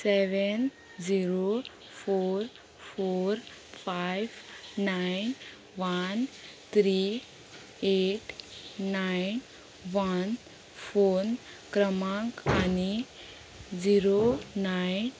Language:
Konkani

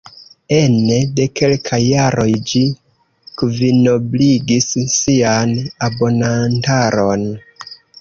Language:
Esperanto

